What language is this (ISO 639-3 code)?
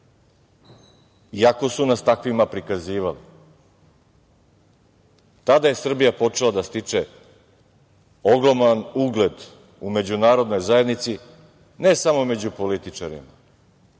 srp